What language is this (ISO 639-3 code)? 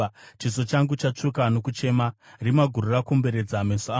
sna